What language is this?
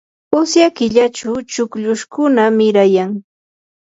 Yanahuanca Pasco Quechua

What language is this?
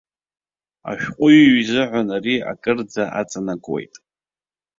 Abkhazian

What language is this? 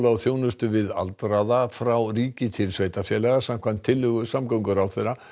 Icelandic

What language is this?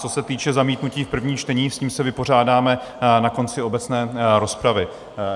Czech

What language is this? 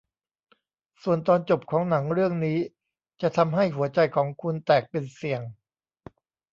Thai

